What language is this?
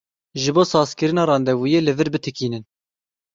Kurdish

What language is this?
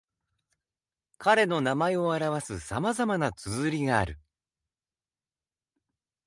Japanese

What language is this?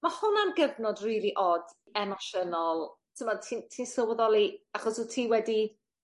Welsh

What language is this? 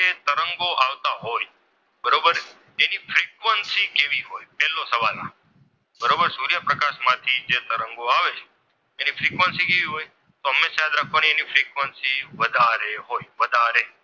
Gujarati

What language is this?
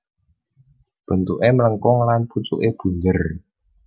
Javanese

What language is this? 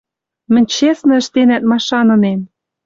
Western Mari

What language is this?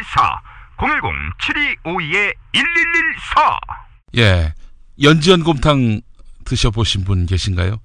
Korean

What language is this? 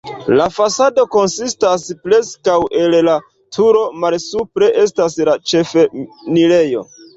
Esperanto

